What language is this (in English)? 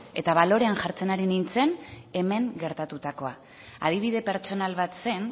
Basque